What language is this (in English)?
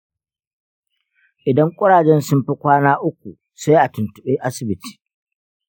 Hausa